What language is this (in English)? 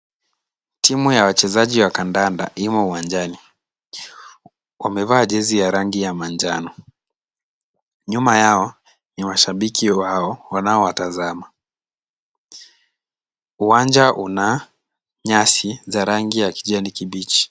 Swahili